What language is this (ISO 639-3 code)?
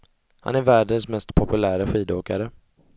swe